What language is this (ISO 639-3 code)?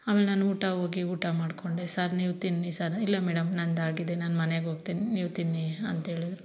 kan